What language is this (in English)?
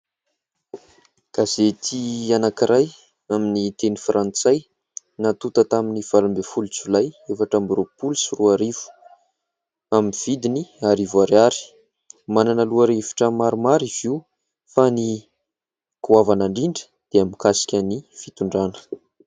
Malagasy